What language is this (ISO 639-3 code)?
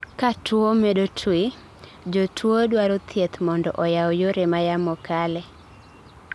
luo